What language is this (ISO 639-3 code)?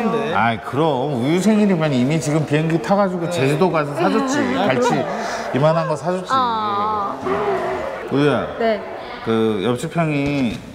kor